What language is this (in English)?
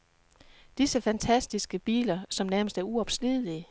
Danish